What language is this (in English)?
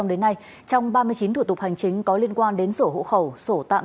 Vietnamese